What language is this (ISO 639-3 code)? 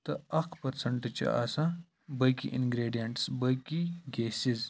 kas